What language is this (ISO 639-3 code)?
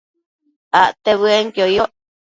mcf